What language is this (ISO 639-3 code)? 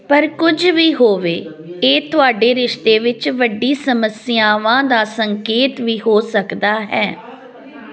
pan